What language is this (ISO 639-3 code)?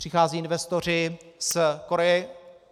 ces